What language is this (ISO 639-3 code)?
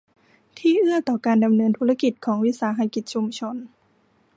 tha